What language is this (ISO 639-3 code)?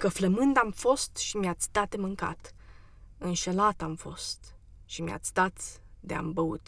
ron